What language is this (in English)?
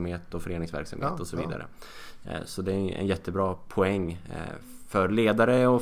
Swedish